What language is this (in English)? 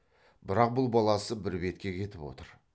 Kazakh